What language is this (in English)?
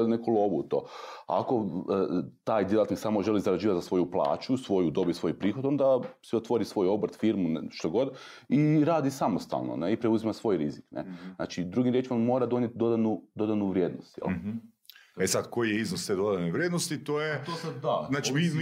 Croatian